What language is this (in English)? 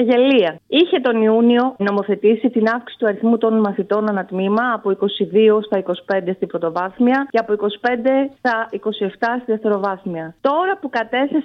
Greek